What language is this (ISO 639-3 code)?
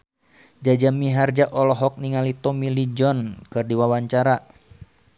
sun